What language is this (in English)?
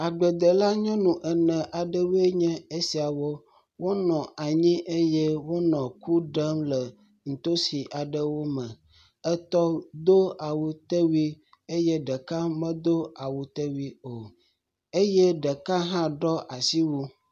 Ewe